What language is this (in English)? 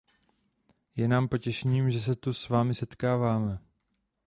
Czech